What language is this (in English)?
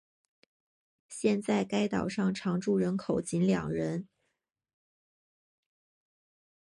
Chinese